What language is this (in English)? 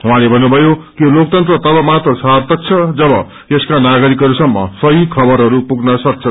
Nepali